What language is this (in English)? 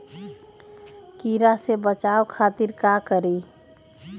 Magahi